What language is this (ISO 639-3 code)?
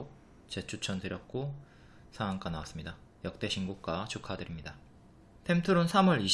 kor